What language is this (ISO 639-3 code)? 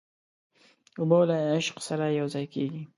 pus